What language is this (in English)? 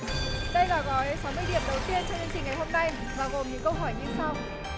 Vietnamese